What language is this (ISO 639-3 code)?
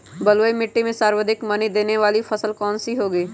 mag